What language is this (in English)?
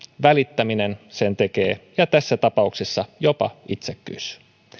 Finnish